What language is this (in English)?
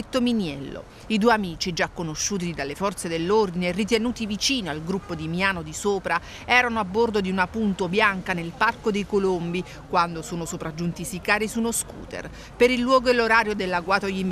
Italian